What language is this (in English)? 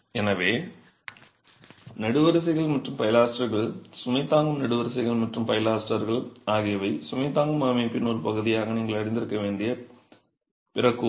Tamil